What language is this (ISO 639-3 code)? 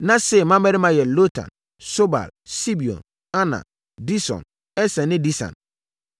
aka